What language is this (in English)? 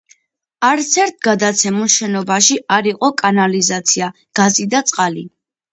Georgian